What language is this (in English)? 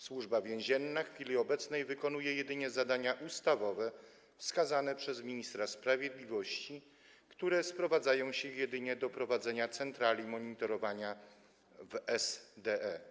Polish